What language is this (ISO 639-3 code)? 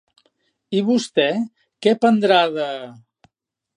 cat